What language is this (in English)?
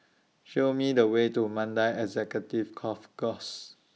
English